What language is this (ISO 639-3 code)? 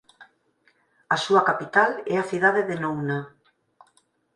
glg